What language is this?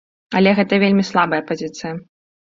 Belarusian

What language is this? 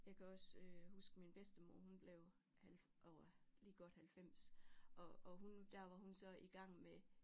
Danish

